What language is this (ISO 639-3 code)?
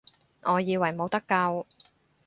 yue